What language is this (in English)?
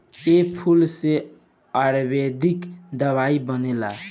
Bhojpuri